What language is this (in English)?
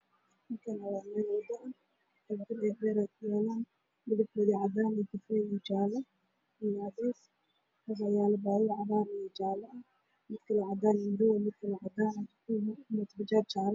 Somali